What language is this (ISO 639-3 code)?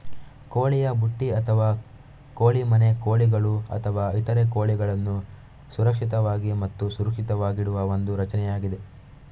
kan